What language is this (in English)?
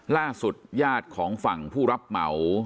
Thai